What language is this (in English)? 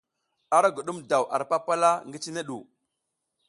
South Giziga